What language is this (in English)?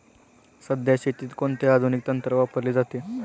Marathi